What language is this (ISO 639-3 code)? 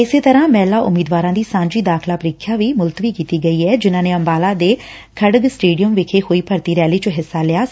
pan